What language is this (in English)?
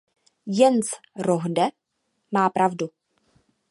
Czech